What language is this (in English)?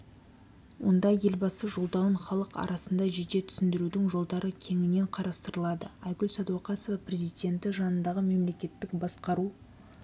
Kazakh